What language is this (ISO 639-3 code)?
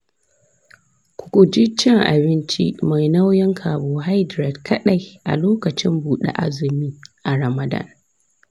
hau